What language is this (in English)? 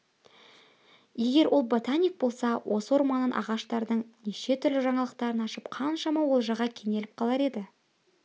Kazakh